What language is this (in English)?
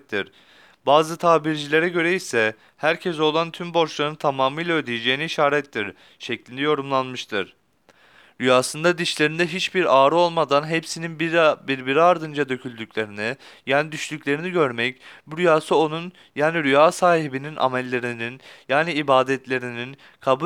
Turkish